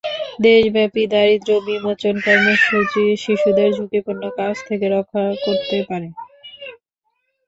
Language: Bangla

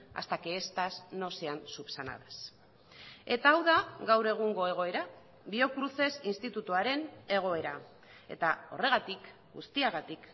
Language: Basque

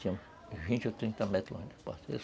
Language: Portuguese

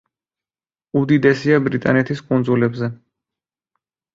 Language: Georgian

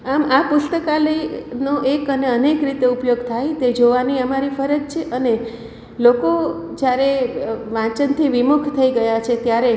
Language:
Gujarati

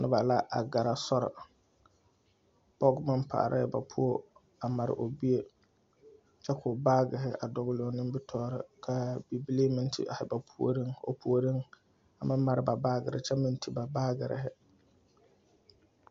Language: Southern Dagaare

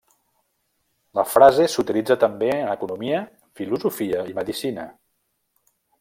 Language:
Catalan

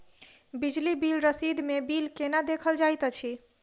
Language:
Maithili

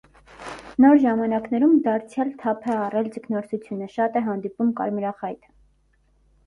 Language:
Armenian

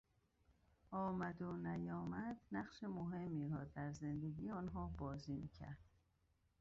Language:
Persian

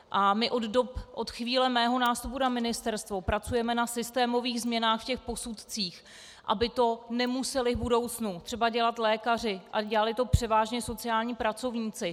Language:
Czech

